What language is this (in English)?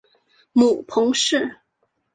Chinese